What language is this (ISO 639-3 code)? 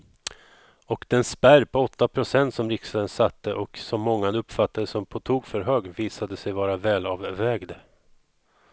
swe